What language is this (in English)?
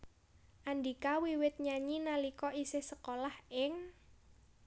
Javanese